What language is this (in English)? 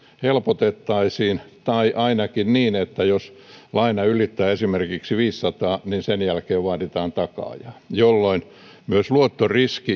Finnish